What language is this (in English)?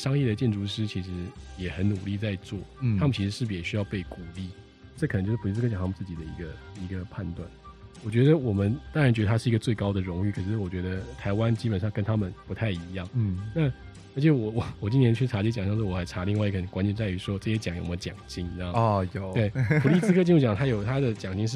Chinese